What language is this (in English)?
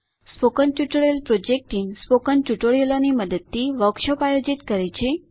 Gujarati